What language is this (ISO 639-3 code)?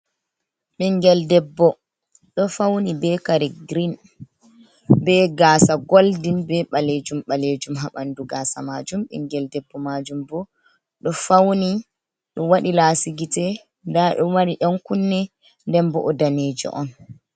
ful